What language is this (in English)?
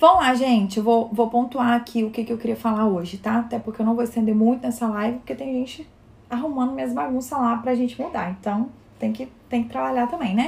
Portuguese